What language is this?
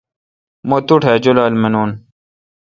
Kalkoti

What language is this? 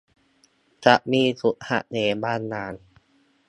Thai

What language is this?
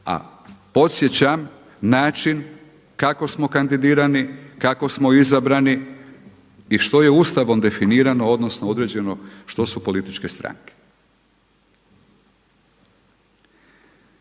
Croatian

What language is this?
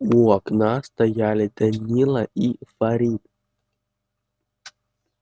Russian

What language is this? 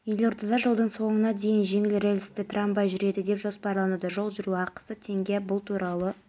Kazakh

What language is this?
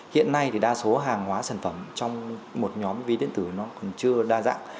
Vietnamese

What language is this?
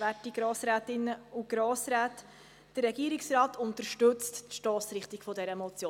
Swiss German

